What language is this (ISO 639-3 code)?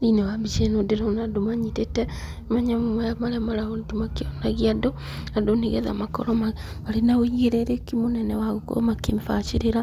kik